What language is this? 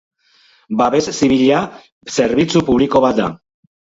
Basque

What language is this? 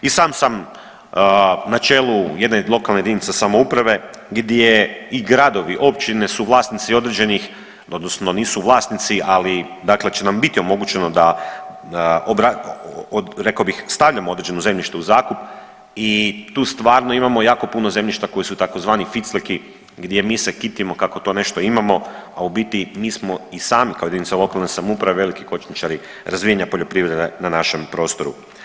Croatian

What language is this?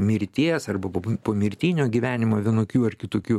Lithuanian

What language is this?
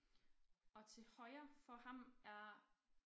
Danish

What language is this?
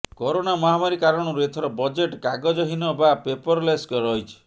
Odia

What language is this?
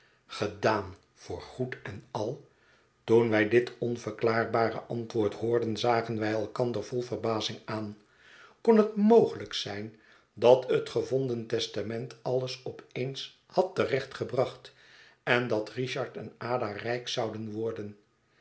Dutch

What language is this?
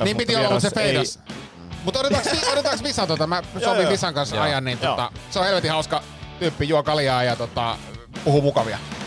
Finnish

